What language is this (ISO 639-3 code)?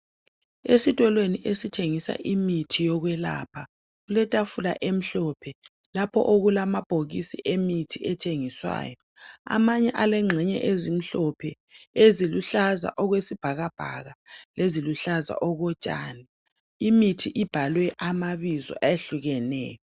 nde